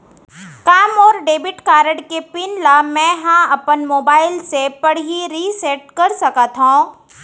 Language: Chhattisgarhi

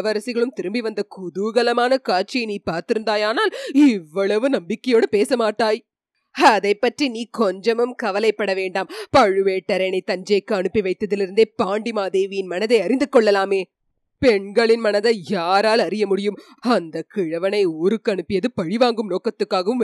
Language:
Tamil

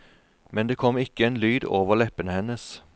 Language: Norwegian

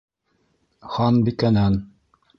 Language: Bashkir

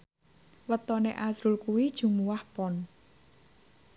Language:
Javanese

